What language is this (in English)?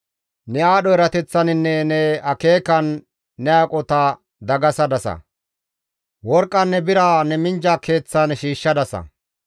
Gamo